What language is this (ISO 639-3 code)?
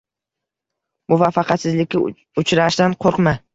uzb